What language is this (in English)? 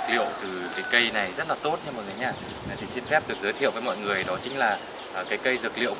Vietnamese